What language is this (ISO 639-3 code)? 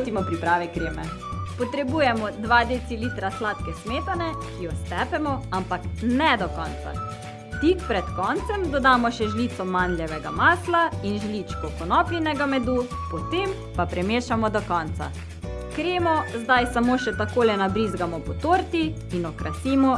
slv